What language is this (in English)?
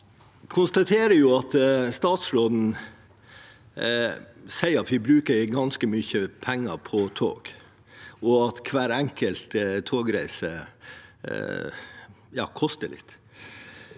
Norwegian